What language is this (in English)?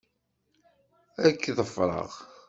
Kabyle